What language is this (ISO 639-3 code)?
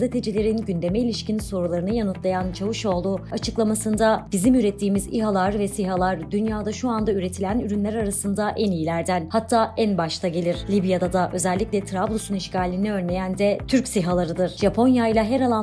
tur